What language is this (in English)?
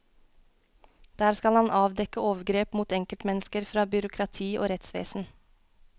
Norwegian